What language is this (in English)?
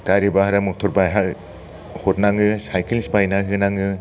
Bodo